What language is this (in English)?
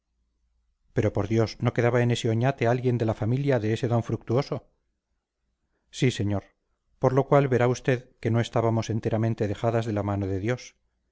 Spanish